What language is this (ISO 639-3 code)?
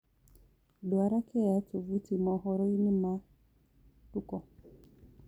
kik